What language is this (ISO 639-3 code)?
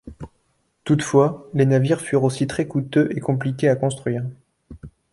fra